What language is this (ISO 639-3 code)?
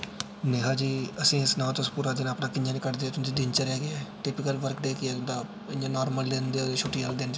doi